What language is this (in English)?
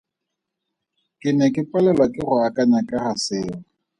Tswana